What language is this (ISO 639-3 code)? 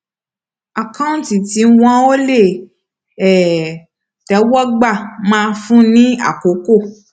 yor